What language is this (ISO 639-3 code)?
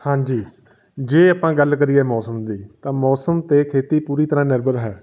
pan